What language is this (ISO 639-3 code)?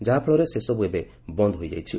ori